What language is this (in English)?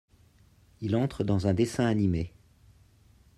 French